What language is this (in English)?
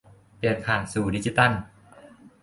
Thai